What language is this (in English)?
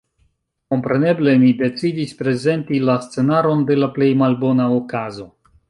Esperanto